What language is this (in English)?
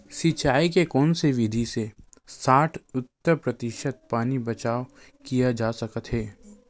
Chhattisgarhi